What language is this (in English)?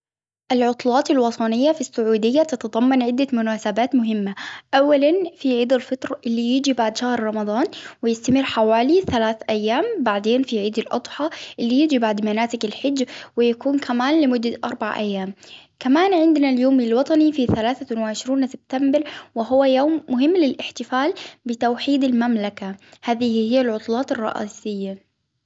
Hijazi Arabic